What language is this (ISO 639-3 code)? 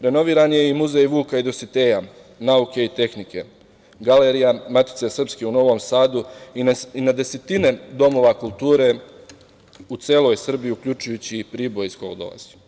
srp